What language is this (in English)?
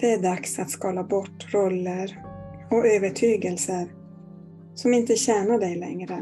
Swedish